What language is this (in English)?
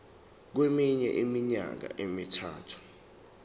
Zulu